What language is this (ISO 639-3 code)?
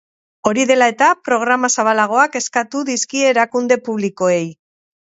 eus